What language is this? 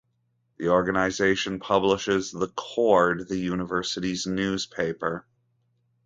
English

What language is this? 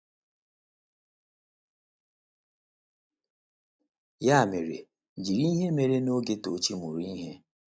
Igbo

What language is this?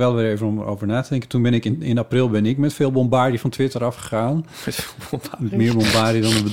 Dutch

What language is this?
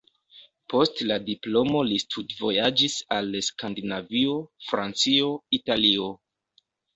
Esperanto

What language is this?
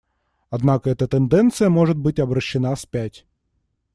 Russian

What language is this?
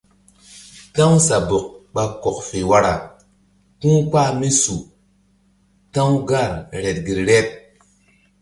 Mbum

